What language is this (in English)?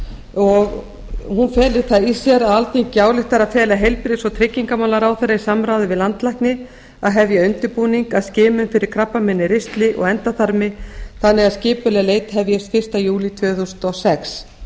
Icelandic